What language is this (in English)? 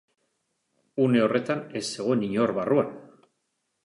Basque